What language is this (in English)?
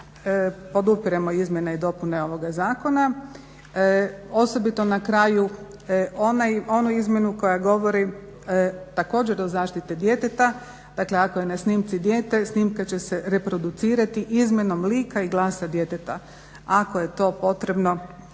Croatian